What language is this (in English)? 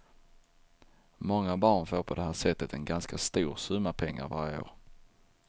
Swedish